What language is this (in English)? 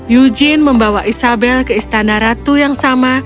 Indonesian